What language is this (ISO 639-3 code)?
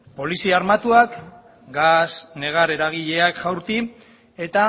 eus